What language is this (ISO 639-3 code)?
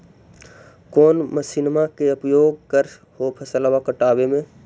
mag